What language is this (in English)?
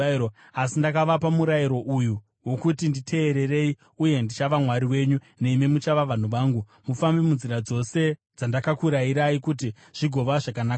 Shona